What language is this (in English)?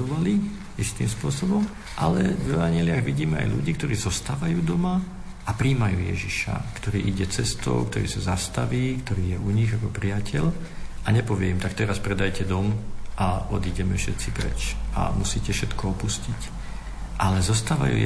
Slovak